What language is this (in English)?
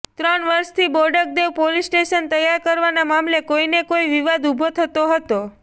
Gujarati